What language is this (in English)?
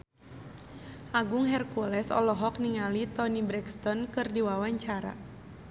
Sundanese